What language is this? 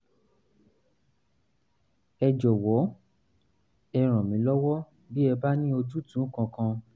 Yoruba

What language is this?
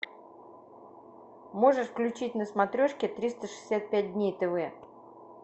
Russian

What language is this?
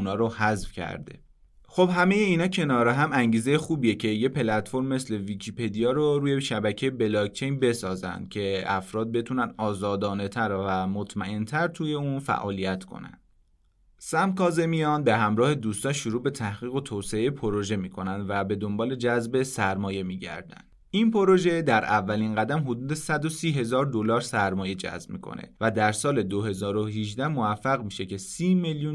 Persian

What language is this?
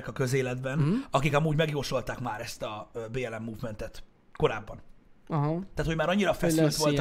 Hungarian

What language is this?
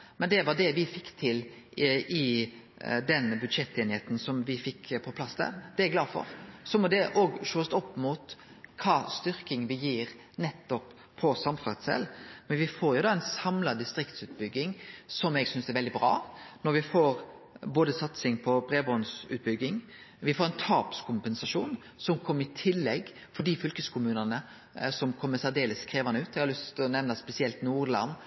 Norwegian Nynorsk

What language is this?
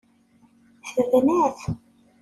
Kabyle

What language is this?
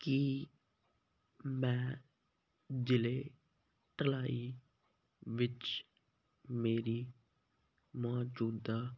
Punjabi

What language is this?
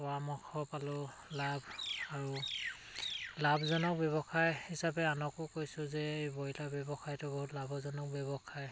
Assamese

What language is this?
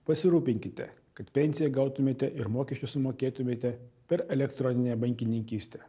Lithuanian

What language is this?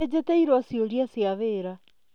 Kikuyu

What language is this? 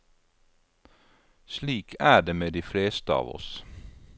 Norwegian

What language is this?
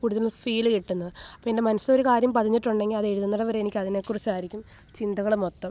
Malayalam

